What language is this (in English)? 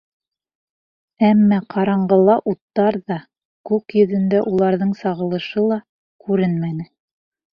Bashkir